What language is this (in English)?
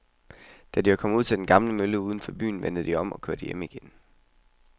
Danish